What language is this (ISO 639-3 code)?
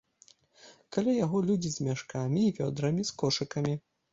bel